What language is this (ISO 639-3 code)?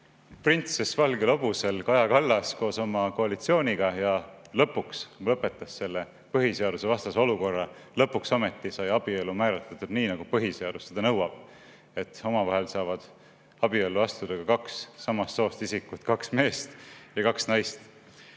est